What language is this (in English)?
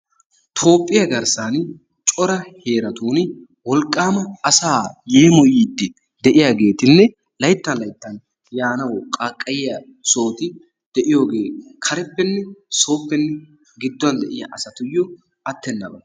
Wolaytta